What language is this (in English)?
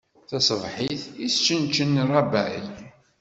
Kabyle